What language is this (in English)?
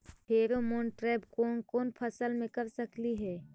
Magahi